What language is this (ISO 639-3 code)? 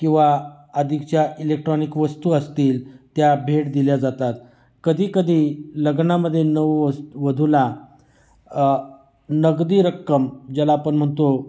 mar